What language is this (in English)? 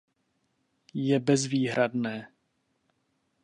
Czech